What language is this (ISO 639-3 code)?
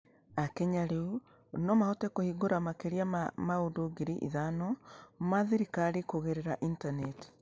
kik